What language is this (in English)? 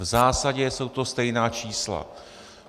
Czech